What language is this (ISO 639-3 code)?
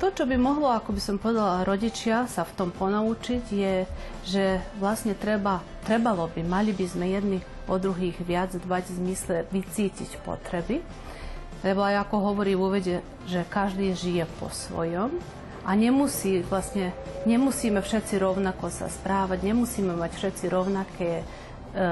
slk